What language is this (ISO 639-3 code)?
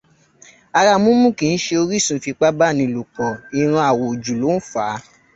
yor